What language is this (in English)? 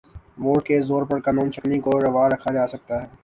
Urdu